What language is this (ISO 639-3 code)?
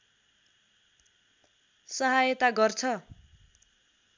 nep